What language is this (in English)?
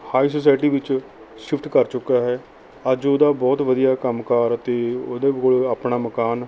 Punjabi